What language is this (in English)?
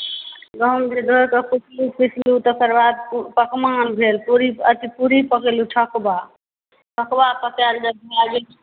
Maithili